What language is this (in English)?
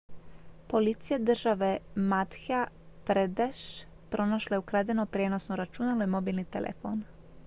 Croatian